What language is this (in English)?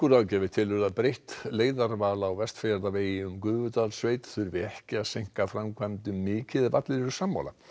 Icelandic